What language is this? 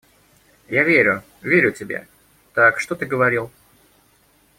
Russian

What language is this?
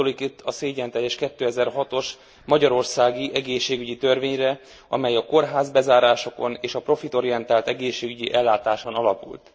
Hungarian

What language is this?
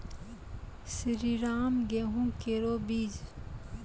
Maithili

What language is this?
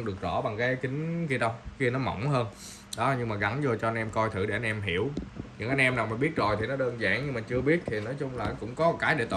Vietnamese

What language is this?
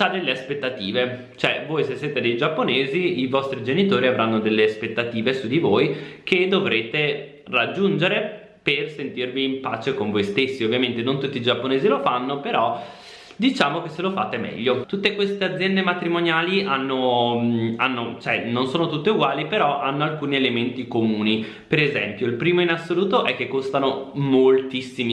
Italian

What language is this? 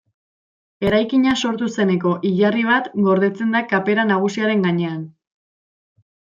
Basque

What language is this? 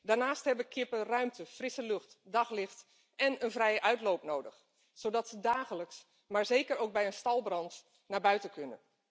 Dutch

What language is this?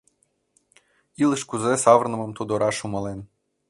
Mari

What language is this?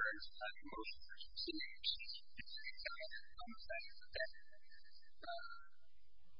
English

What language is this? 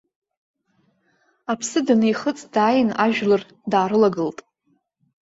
Abkhazian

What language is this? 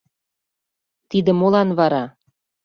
Mari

